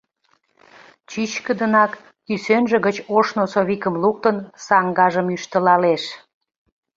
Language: Mari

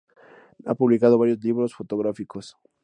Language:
Spanish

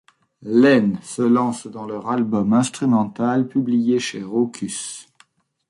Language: French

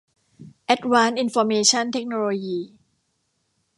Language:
Thai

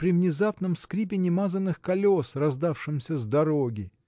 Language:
Russian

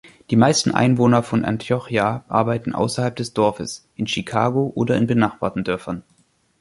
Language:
German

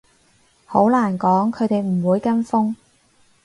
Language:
Cantonese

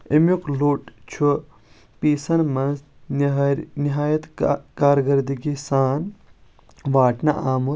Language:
Kashmiri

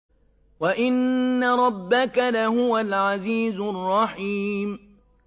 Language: Arabic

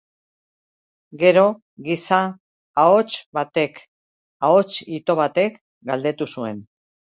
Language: Basque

